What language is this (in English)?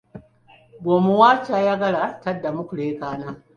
Ganda